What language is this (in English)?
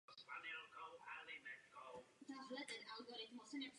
Czech